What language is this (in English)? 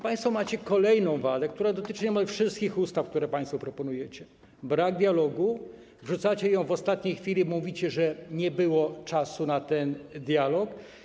Polish